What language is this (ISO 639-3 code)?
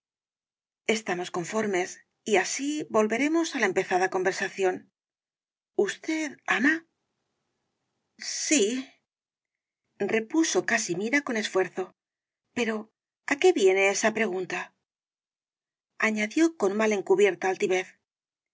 spa